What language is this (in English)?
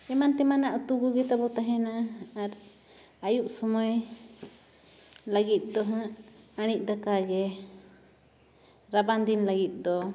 Santali